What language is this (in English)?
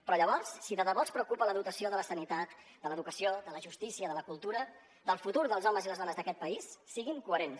Catalan